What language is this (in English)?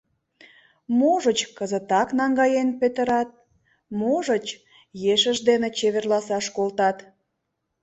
Mari